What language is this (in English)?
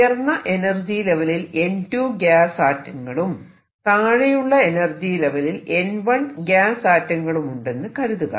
Malayalam